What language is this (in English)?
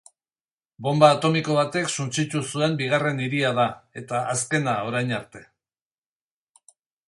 Basque